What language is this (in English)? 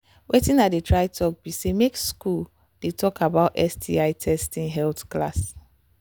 Nigerian Pidgin